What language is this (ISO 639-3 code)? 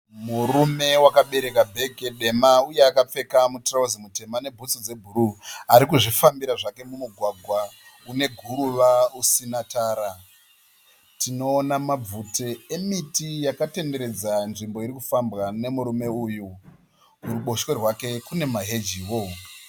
sna